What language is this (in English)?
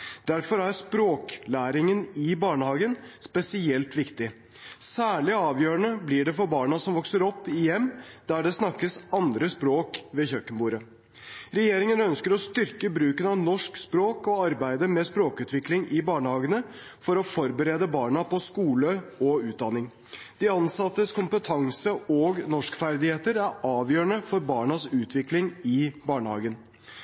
Norwegian Bokmål